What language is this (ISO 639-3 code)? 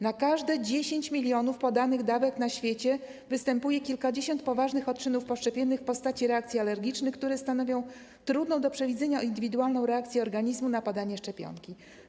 pol